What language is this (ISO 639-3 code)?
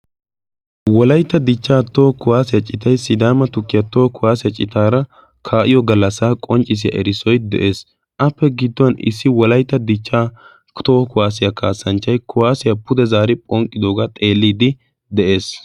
wal